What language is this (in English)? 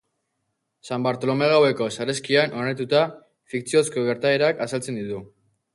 Basque